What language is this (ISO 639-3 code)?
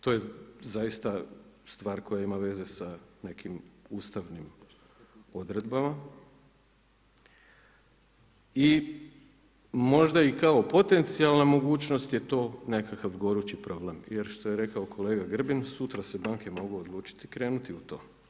hrv